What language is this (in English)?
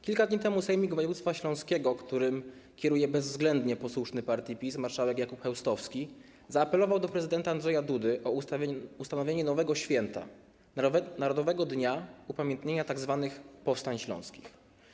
Polish